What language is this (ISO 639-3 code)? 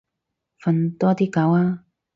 yue